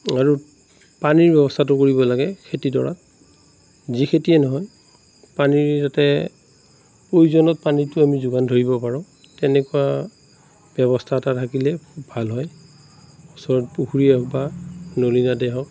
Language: Assamese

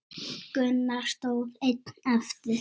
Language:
Icelandic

